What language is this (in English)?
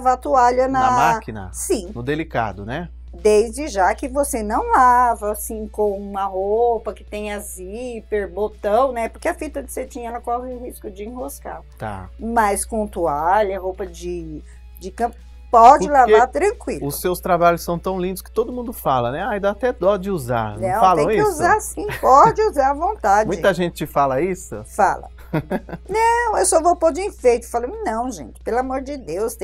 Portuguese